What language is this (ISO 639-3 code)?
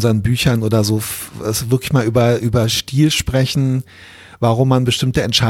deu